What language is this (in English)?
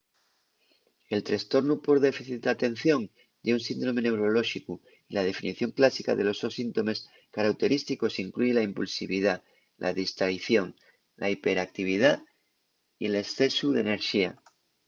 Asturian